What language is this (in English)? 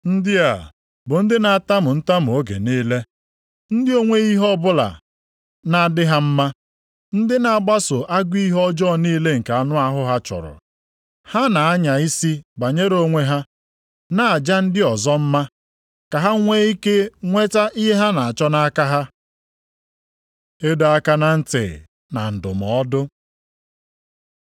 Igbo